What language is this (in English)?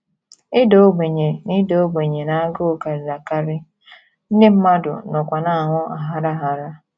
Igbo